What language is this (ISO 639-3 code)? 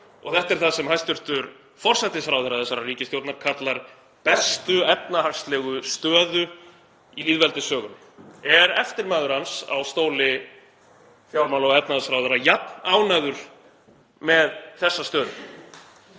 isl